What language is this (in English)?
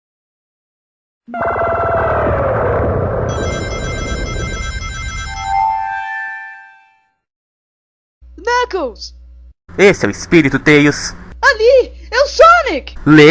Portuguese